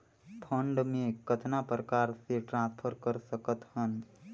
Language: Chhattisgarhi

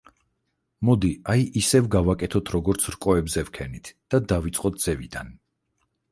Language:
Georgian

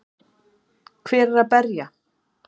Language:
Icelandic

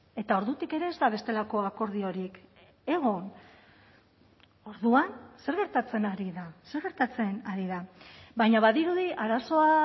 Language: Basque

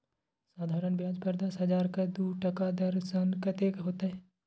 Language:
Maithili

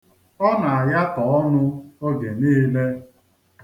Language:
Igbo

